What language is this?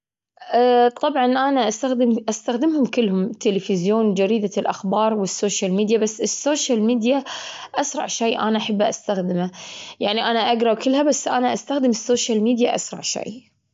Gulf Arabic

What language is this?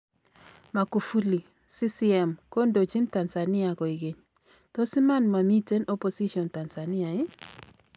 Kalenjin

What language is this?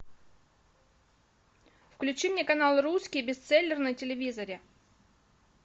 Russian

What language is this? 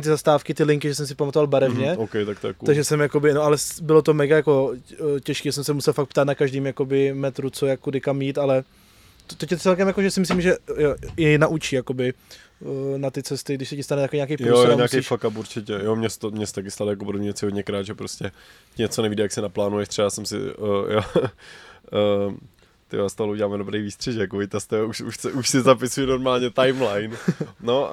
Czech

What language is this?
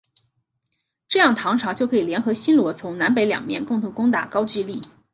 Chinese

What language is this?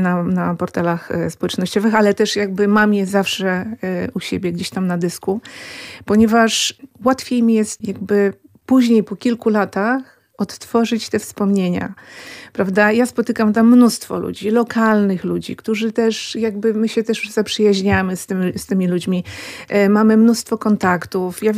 Polish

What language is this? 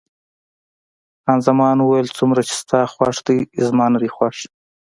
Pashto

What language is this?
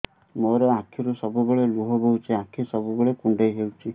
Odia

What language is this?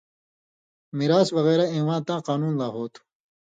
Indus Kohistani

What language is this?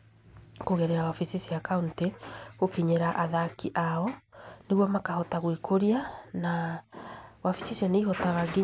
Kikuyu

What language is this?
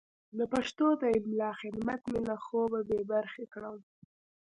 Pashto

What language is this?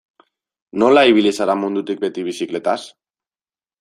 Basque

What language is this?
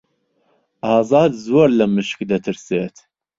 Central Kurdish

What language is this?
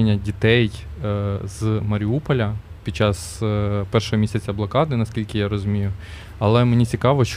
Ukrainian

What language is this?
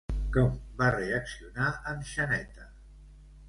Catalan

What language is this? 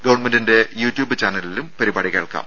Malayalam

